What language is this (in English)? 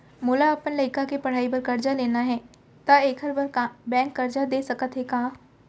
Chhattisgarhi